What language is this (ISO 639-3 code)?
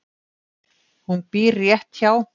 isl